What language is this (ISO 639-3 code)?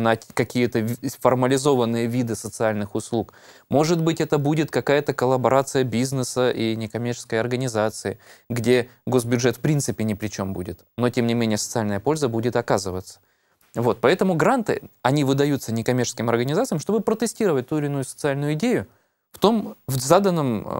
rus